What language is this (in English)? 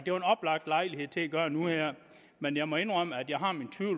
Danish